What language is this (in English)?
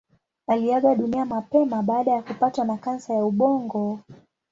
Swahili